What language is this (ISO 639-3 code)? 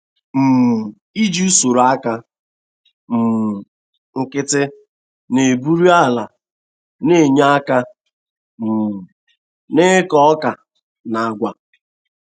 ibo